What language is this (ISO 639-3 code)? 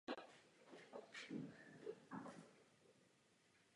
ces